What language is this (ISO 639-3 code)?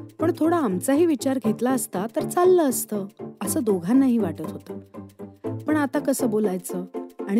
mar